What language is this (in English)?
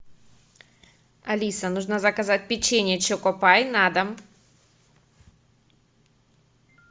Russian